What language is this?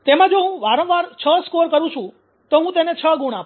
Gujarati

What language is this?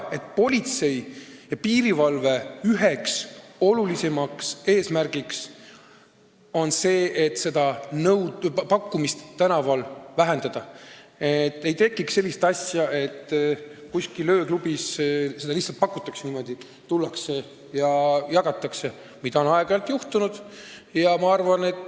Estonian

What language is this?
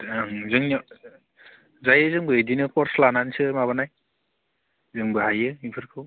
Bodo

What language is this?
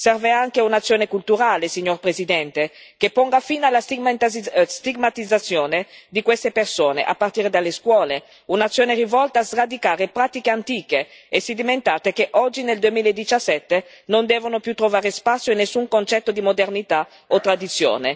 Italian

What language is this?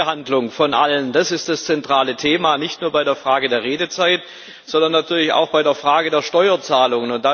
German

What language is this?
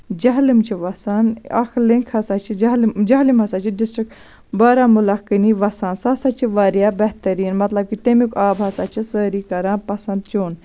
Kashmiri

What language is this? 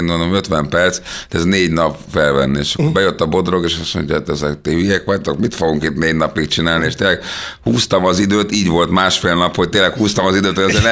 Hungarian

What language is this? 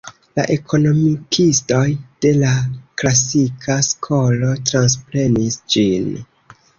Esperanto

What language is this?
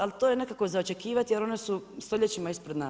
Croatian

